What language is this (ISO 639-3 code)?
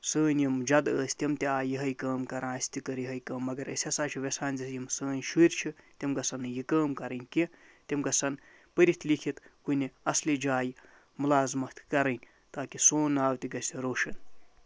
kas